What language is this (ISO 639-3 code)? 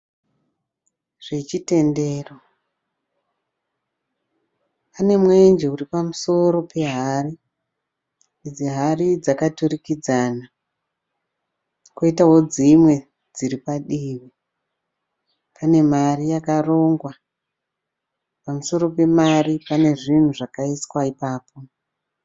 sna